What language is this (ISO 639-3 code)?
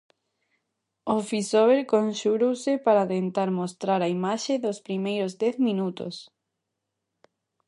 glg